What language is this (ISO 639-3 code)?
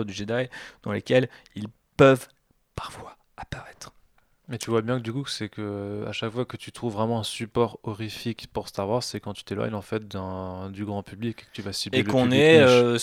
fra